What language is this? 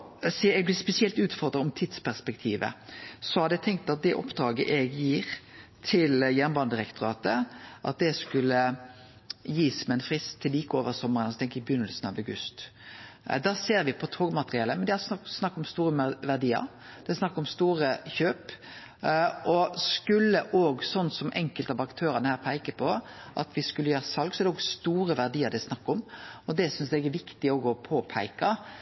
Norwegian Nynorsk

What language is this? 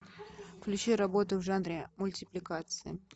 Russian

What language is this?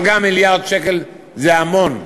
Hebrew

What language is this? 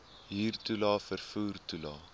Afrikaans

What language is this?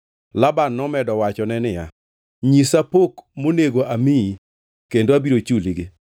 Luo (Kenya and Tanzania)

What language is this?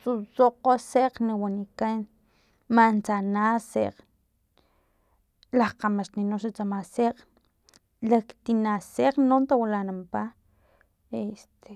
Filomena Mata-Coahuitlán Totonac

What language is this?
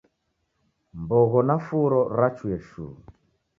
Taita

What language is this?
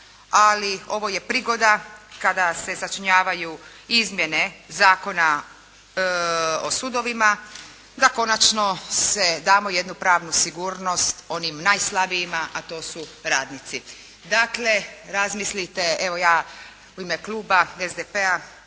Croatian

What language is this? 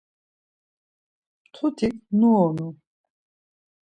Laz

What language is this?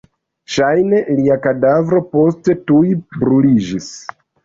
Esperanto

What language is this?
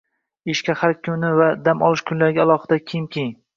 Uzbek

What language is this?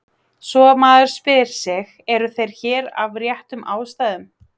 Icelandic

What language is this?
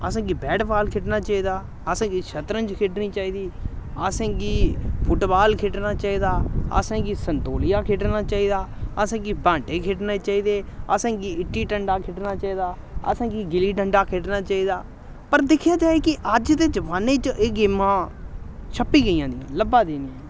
Dogri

